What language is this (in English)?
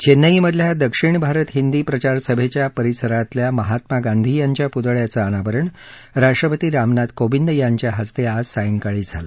Marathi